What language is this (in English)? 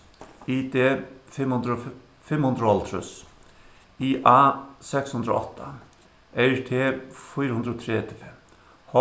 Faroese